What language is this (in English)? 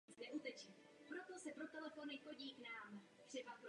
Czech